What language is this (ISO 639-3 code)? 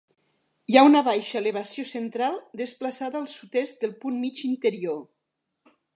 cat